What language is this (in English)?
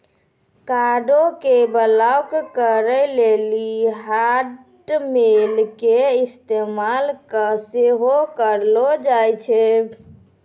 Maithili